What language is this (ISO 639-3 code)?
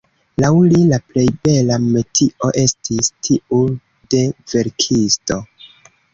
epo